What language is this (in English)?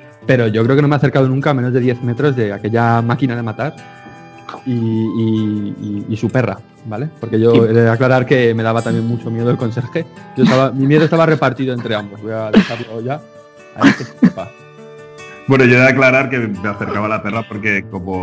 Spanish